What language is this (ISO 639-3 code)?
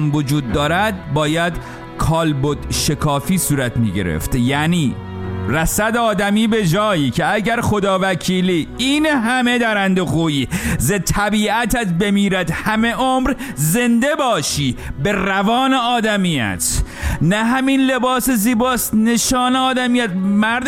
fas